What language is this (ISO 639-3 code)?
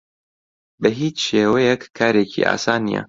ckb